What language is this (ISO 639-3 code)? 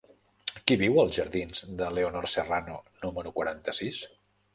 cat